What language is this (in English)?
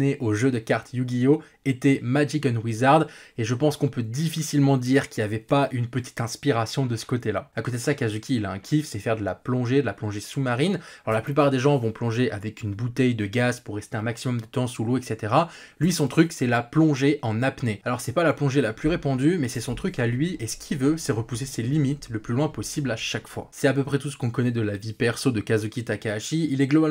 French